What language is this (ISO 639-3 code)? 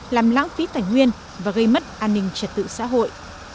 vie